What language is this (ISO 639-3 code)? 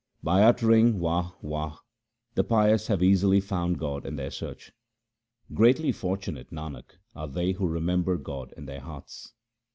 eng